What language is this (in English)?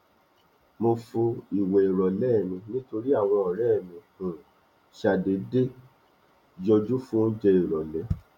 Yoruba